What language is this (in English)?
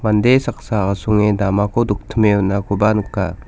Garo